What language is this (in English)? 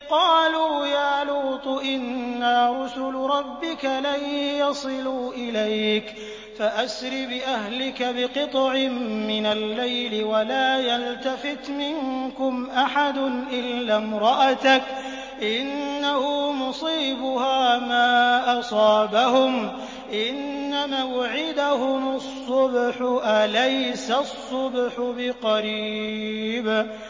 Arabic